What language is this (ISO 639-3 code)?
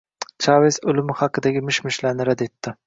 uzb